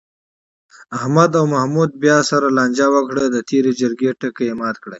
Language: Pashto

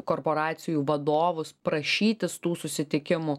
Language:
Lithuanian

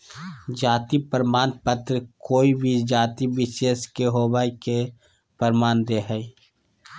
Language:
Magahi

